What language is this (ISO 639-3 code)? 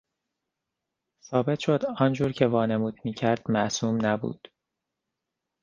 fas